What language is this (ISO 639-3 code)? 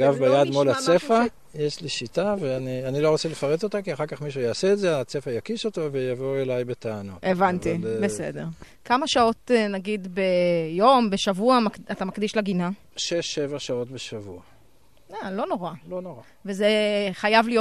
heb